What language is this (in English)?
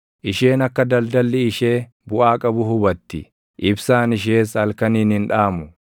Oromo